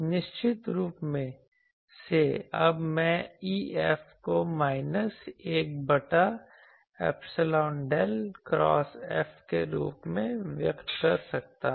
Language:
Hindi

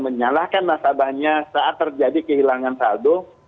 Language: Indonesian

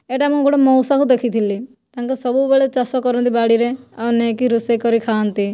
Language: Odia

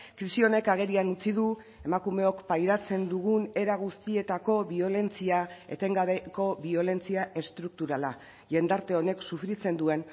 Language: Basque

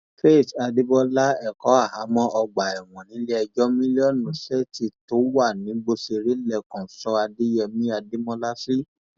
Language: Yoruba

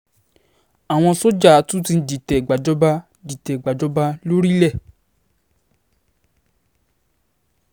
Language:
Yoruba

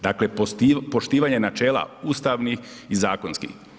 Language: Croatian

